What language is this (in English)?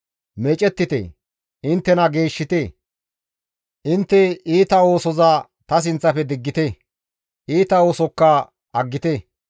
Gamo